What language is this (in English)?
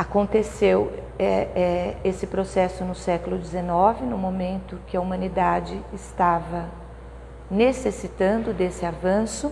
Portuguese